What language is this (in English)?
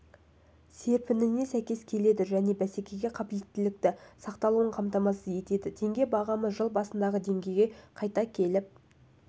Kazakh